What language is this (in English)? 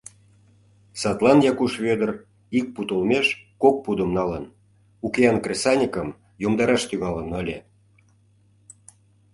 Mari